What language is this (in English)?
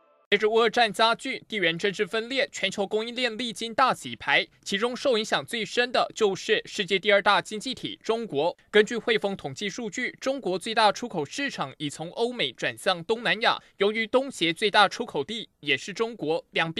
Chinese